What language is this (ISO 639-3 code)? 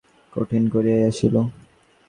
ben